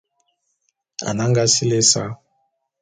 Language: Bulu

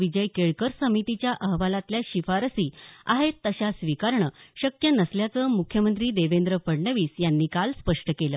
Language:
Marathi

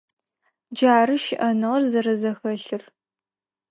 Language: Adyghe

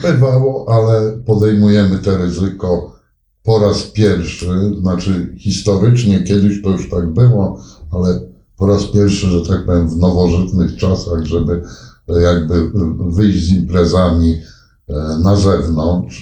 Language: Polish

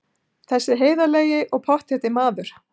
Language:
Icelandic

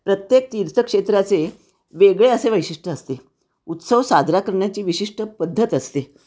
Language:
Marathi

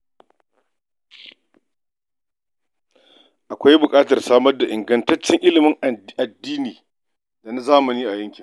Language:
Hausa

